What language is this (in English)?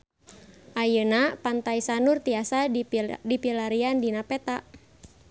Sundanese